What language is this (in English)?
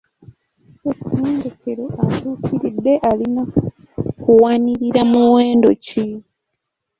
Ganda